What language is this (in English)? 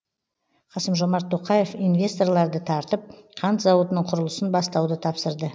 Kazakh